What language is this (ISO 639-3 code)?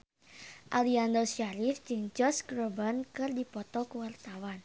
sun